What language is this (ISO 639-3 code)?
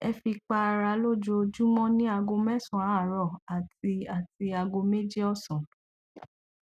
yor